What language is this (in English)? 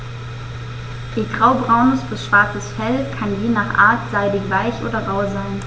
German